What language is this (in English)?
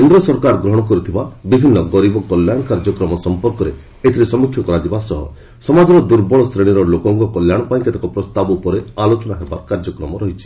Odia